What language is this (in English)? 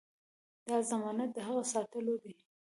Pashto